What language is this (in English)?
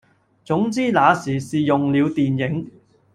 Cantonese